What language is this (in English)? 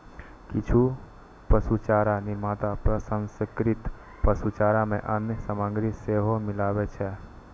Maithili